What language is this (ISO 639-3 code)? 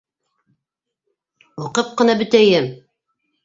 bak